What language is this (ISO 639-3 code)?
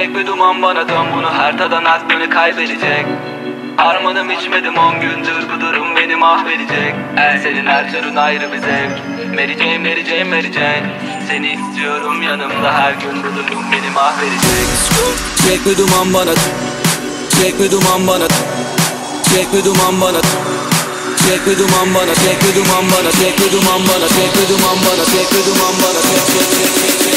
tur